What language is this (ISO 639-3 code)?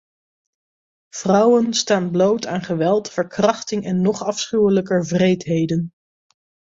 nld